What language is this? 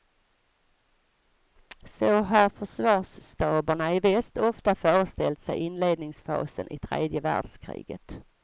Swedish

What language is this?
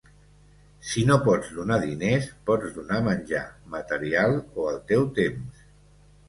Catalan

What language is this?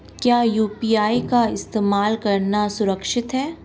Hindi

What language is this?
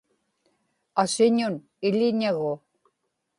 Inupiaq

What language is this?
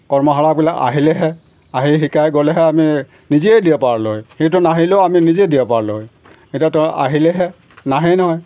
Assamese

